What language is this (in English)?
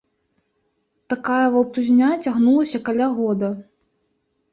Belarusian